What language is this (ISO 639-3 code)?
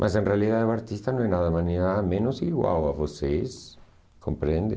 por